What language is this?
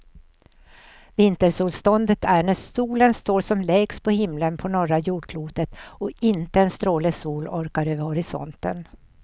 Swedish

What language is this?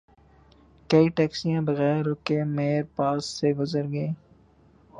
Urdu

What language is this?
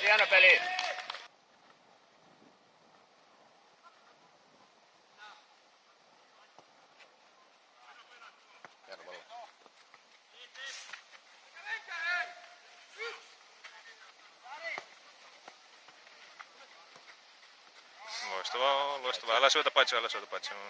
Finnish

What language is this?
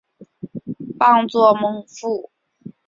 Chinese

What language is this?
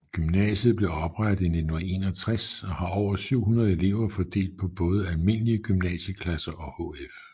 Danish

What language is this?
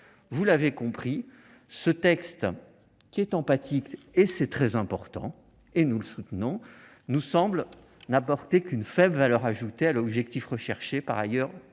French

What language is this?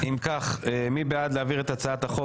Hebrew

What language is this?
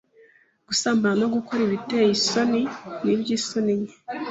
Kinyarwanda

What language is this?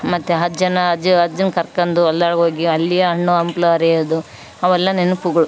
Kannada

